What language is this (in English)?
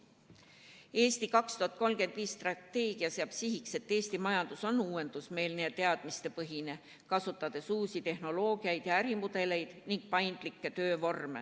Estonian